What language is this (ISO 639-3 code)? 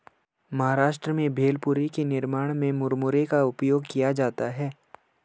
hin